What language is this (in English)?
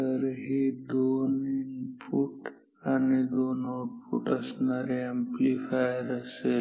Marathi